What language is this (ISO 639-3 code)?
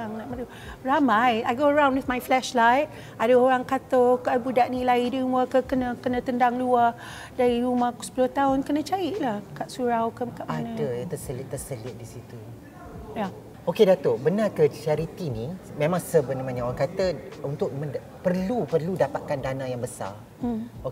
msa